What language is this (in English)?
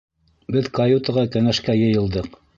Bashkir